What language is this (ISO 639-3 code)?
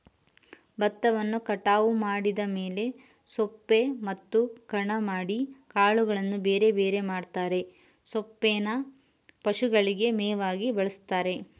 kan